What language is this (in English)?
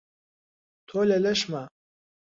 Central Kurdish